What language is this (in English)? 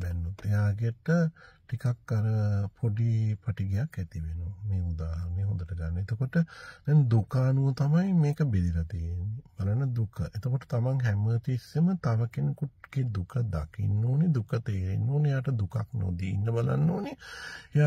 Arabic